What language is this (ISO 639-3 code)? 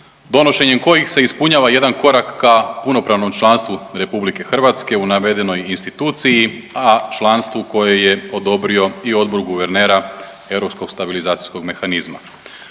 hrv